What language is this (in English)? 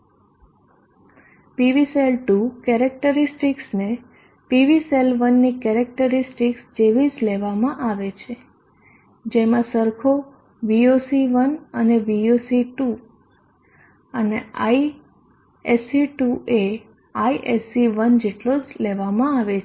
Gujarati